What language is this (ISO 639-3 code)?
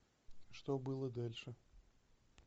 rus